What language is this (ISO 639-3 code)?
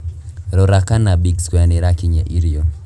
kik